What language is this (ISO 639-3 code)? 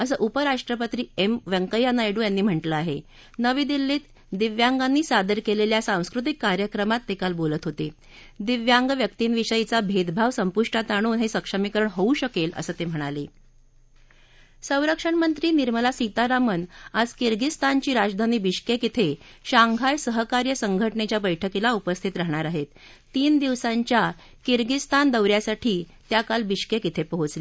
mar